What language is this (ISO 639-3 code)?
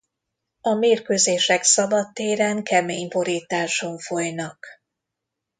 hun